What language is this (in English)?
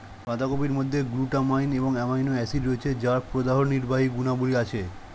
Bangla